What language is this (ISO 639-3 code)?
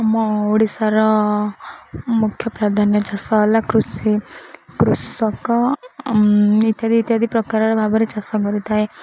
ori